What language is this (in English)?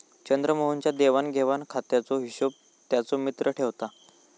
Marathi